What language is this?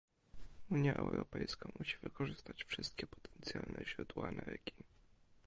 Polish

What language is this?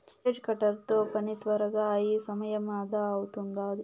Telugu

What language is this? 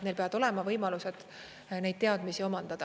Estonian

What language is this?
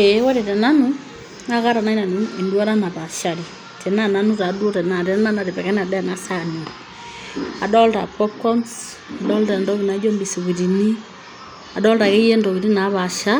Masai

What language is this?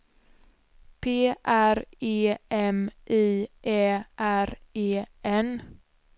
Swedish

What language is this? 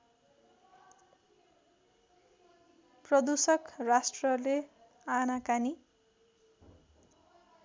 Nepali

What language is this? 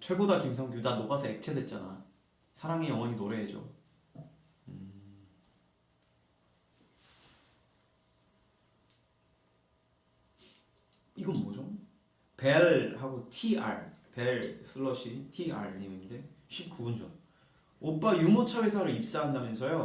Korean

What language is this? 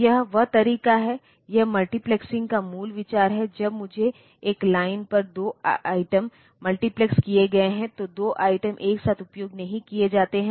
Hindi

